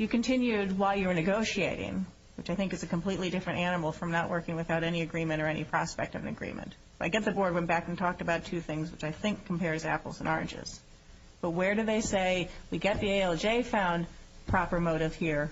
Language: English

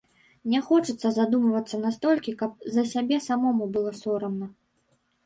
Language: Belarusian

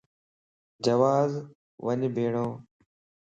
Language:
Lasi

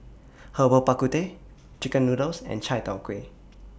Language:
English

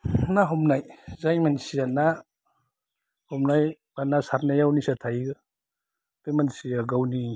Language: Bodo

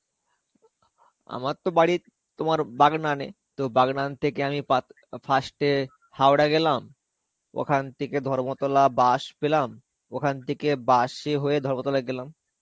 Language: Bangla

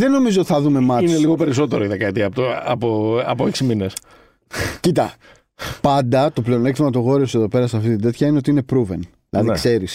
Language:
Greek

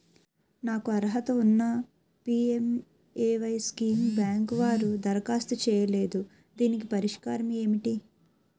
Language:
Telugu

